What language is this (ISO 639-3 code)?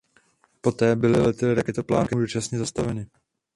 ces